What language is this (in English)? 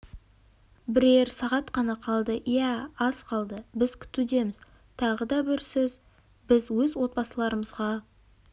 Kazakh